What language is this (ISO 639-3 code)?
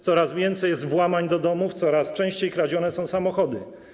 pol